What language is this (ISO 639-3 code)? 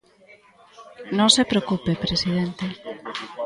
glg